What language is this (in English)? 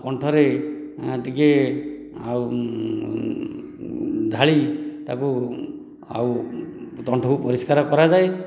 Odia